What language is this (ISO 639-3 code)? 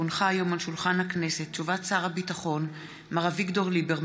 heb